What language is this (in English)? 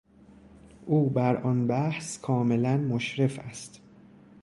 Persian